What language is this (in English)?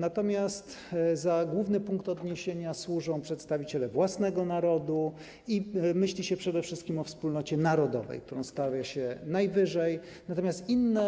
Polish